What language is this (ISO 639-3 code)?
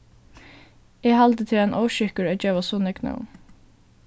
fao